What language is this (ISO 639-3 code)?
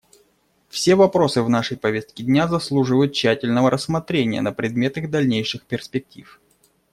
rus